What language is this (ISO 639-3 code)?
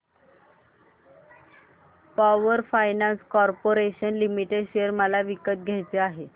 mar